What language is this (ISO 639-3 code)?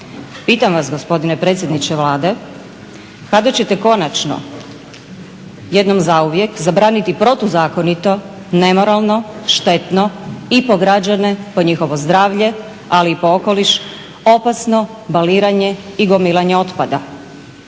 hrv